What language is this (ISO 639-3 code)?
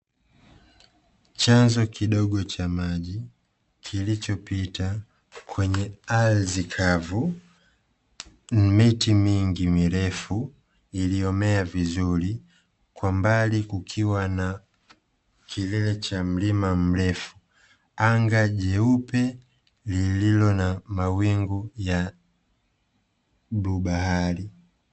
swa